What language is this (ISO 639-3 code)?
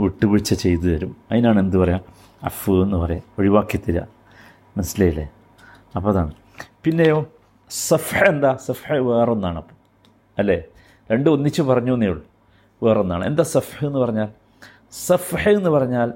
mal